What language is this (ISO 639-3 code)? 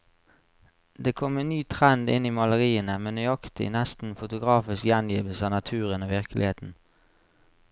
nor